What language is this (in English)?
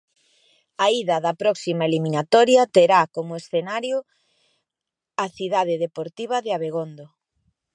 Galician